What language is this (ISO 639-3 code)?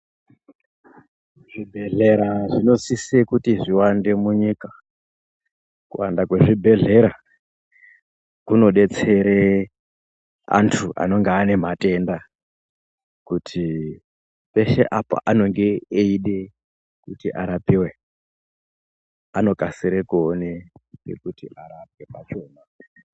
ndc